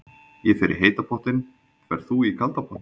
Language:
Icelandic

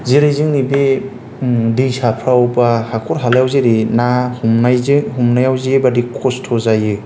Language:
Bodo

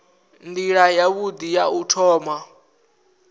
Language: Venda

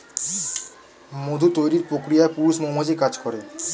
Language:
Bangla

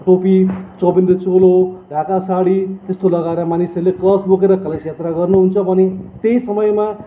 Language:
Nepali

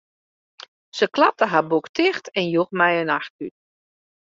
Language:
Western Frisian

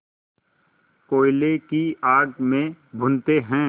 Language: Hindi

